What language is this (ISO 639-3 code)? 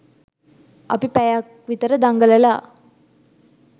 sin